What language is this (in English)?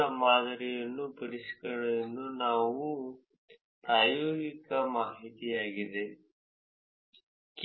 Kannada